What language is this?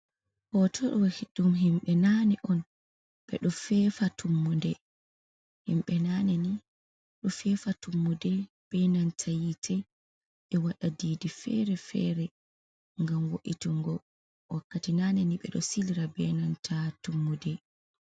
Fula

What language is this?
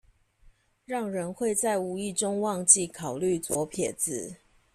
Chinese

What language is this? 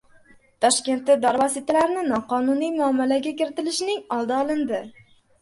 Uzbek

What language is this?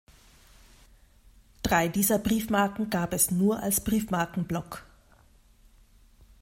German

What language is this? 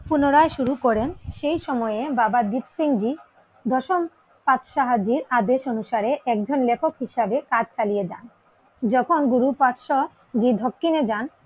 Bangla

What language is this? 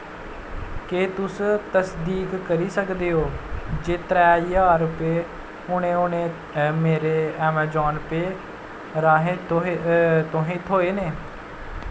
Dogri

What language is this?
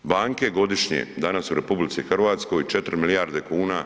Croatian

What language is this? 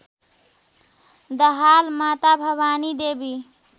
Nepali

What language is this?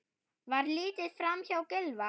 Icelandic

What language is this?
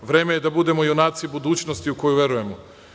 Serbian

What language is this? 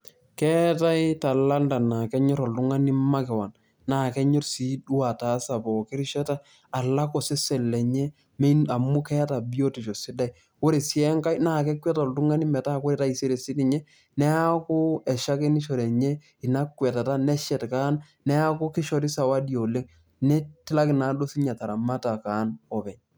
Masai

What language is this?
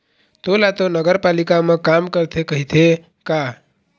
Chhattisgarhi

